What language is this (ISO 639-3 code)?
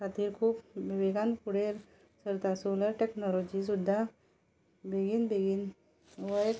kok